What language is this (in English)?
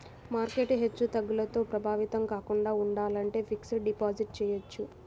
Telugu